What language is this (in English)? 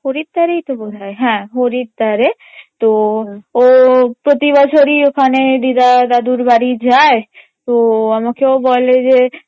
Bangla